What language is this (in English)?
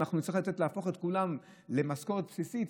Hebrew